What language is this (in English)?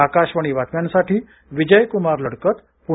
Marathi